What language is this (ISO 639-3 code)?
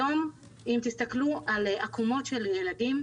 heb